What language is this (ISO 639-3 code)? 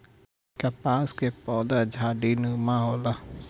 bho